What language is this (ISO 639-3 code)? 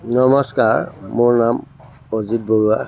asm